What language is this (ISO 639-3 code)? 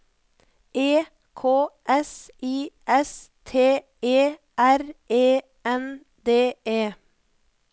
nor